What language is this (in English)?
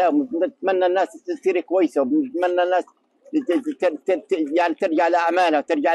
Arabic